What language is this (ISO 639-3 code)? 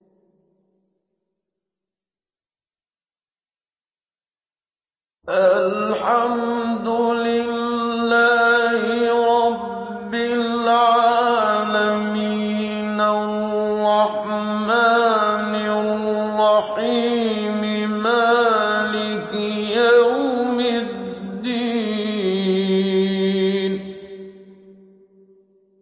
ara